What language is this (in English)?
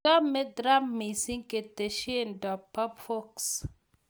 Kalenjin